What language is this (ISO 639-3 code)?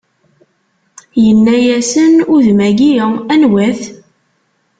kab